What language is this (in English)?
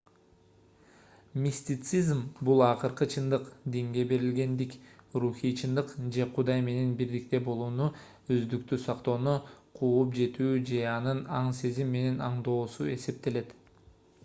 Kyrgyz